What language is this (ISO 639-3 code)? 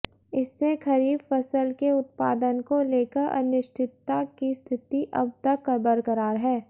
hin